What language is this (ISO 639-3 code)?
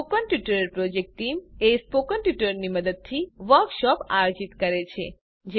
guj